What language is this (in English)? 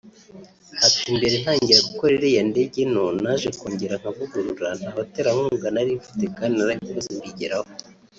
Kinyarwanda